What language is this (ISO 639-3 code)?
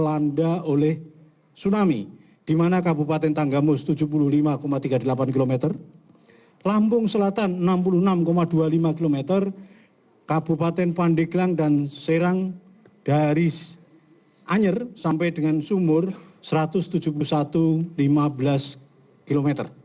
ind